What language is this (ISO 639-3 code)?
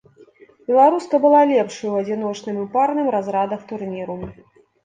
bel